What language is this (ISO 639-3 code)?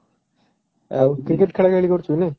ori